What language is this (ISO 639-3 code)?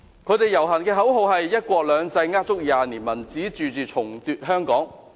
yue